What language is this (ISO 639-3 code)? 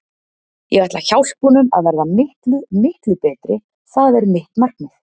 isl